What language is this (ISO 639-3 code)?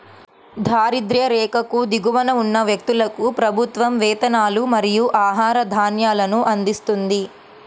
tel